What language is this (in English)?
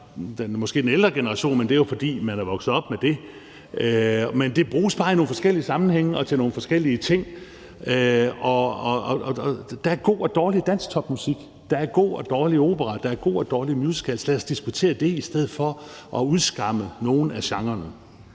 Danish